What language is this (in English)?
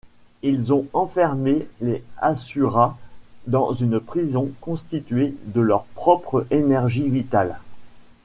French